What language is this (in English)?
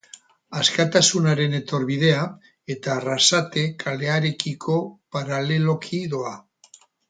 Basque